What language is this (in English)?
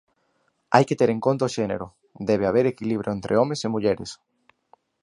Galician